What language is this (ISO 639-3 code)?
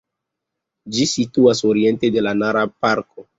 epo